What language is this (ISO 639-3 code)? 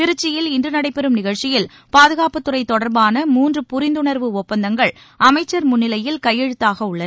tam